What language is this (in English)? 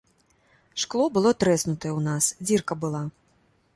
Belarusian